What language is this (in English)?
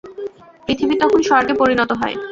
Bangla